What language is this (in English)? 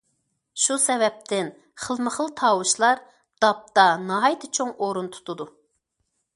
Uyghur